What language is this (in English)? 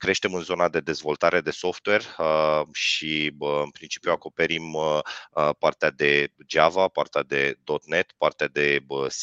Romanian